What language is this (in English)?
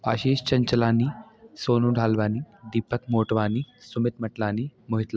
Sindhi